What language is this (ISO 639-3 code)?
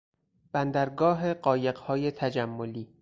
fas